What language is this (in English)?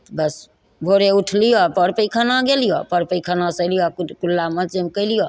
Maithili